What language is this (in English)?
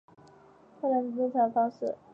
Chinese